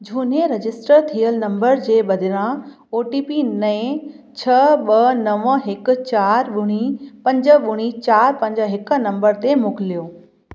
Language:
Sindhi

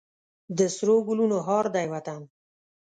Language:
Pashto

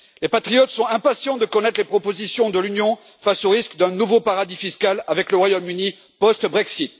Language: French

